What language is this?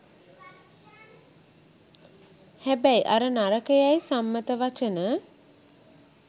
Sinhala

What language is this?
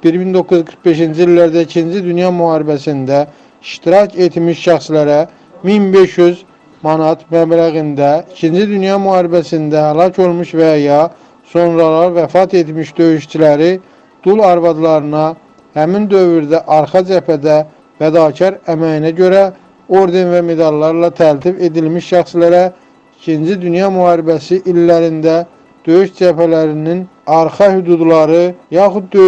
Turkish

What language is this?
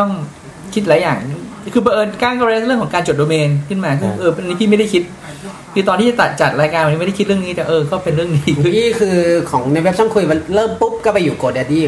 Thai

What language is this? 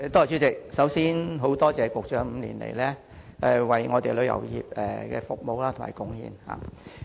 Cantonese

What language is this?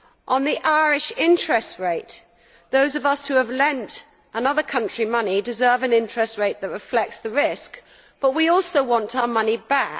English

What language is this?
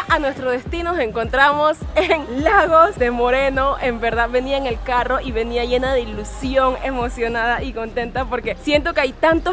Spanish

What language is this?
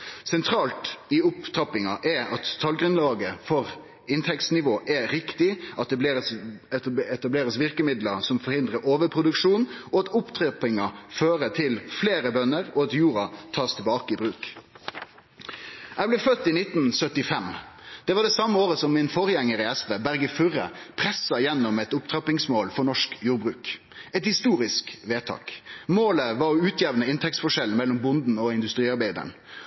Norwegian Nynorsk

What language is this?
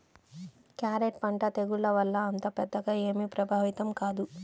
Telugu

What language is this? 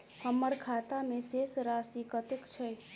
Maithili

